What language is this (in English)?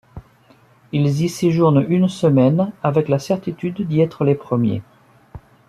French